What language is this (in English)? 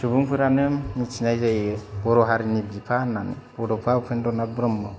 Bodo